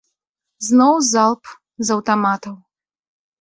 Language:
Belarusian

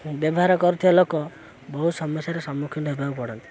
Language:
Odia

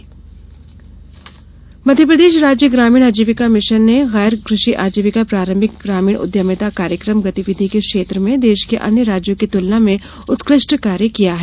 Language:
Hindi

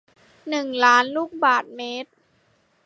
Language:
Thai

